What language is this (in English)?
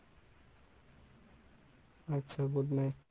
Bangla